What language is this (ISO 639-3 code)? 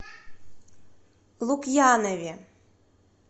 rus